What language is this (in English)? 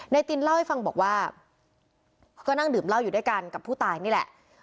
Thai